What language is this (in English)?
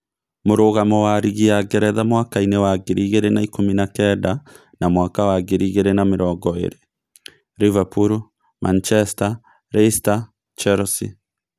Kikuyu